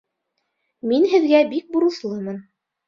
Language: Bashkir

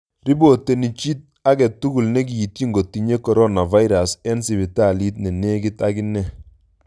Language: Kalenjin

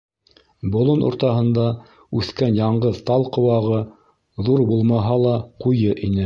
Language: Bashkir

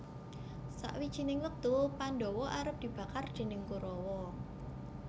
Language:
Javanese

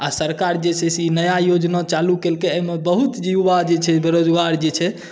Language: Maithili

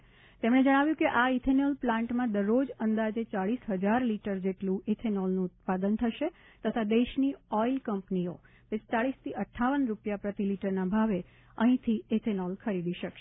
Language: Gujarati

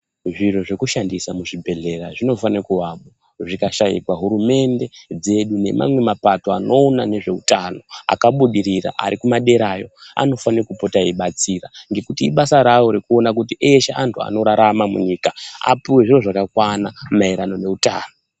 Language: Ndau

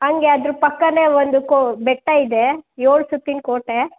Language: Kannada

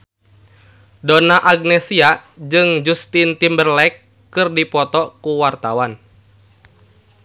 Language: Sundanese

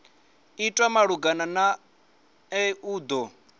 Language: Venda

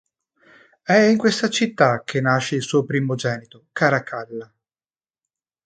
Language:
Italian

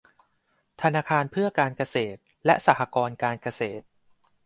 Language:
Thai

